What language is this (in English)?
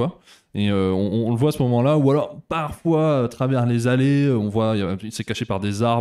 French